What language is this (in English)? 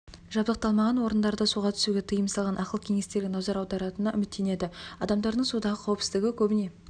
Kazakh